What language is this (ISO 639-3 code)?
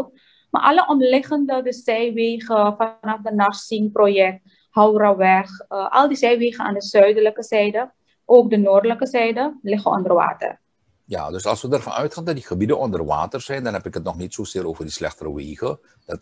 nld